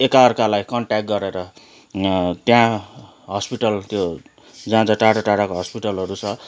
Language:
Nepali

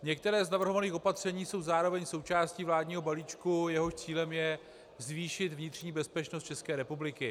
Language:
Czech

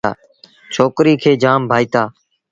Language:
Sindhi Bhil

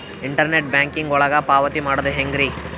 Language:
Kannada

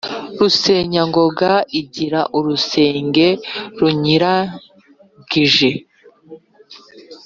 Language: Kinyarwanda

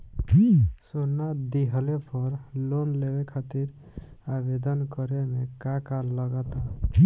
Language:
Bhojpuri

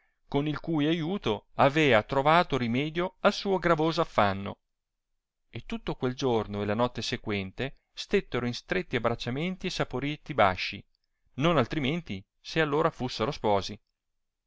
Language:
Italian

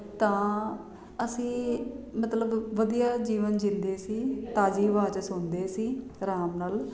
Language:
Punjabi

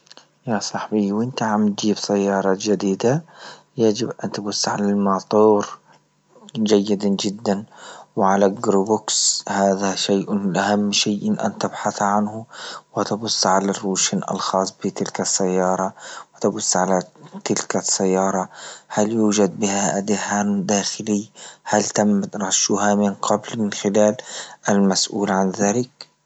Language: Libyan Arabic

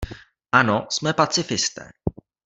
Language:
Czech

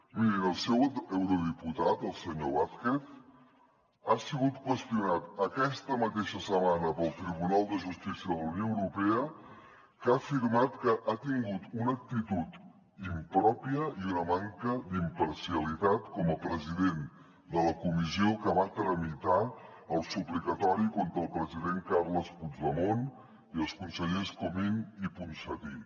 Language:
Catalan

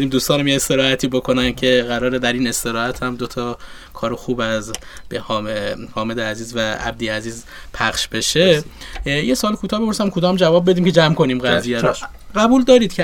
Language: Persian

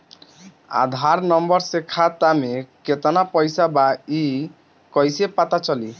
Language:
Bhojpuri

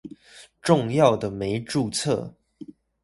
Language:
Chinese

